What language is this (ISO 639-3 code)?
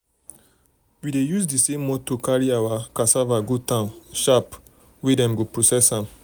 pcm